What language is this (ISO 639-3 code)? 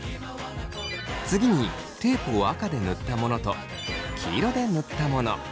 jpn